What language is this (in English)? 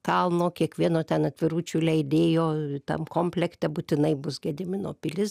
Lithuanian